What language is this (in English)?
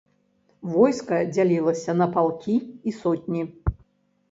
Belarusian